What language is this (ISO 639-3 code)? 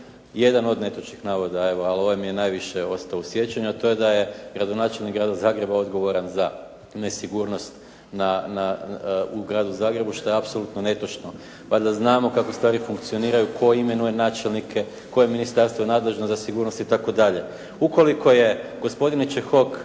hrv